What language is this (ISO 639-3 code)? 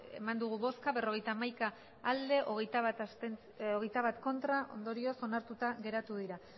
eus